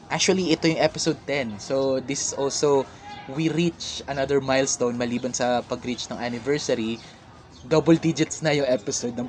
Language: Filipino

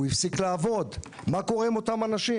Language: Hebrew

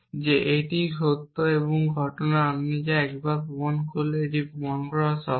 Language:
Bangla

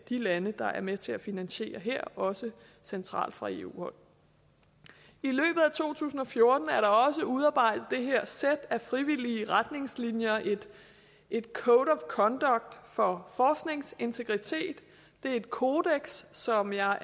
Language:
Danish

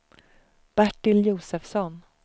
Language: Swedish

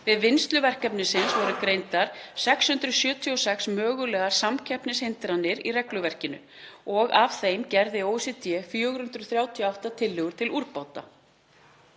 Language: Icelandic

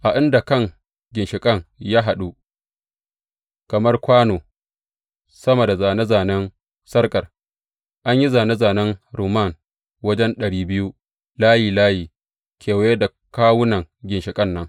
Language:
Hausa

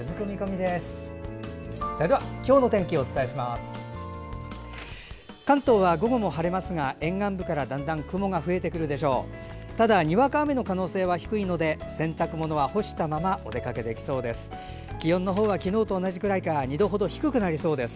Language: Japanese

